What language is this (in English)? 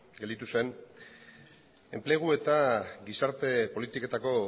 Basque